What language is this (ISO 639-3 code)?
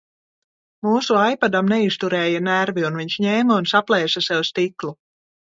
lav